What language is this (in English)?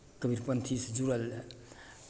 Maithili